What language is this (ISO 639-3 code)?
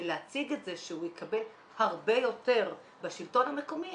heb